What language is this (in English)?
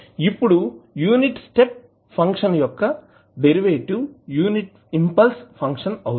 Telugu